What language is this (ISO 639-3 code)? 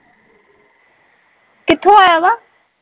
pan